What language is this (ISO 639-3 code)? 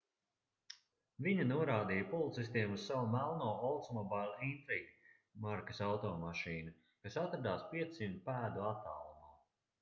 lav